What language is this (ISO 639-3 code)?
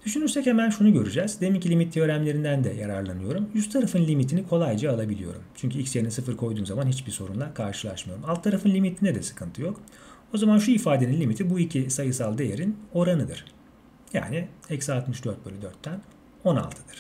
tur